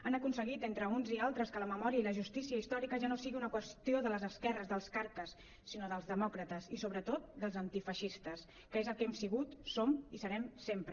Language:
Catalan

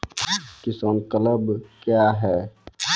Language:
Maithili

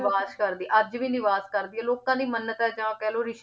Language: Punjabi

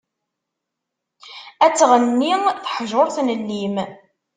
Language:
Kabyle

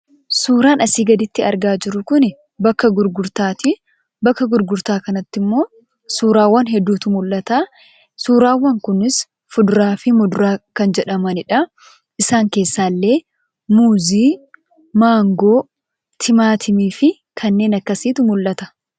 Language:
Oromo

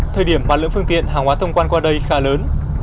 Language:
Vietnamese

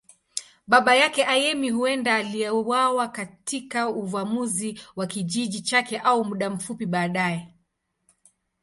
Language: Swahili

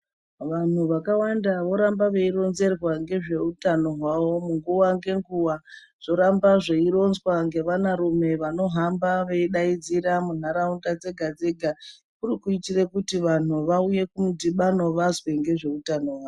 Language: Ndau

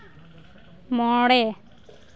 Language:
Santali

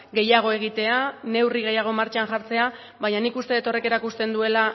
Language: Basque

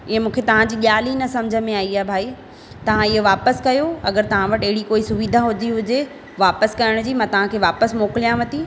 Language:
Sindhi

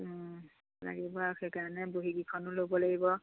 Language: Assamese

